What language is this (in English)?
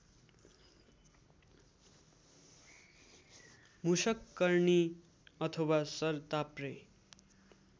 Nepali